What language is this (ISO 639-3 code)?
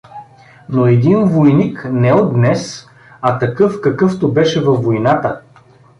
bul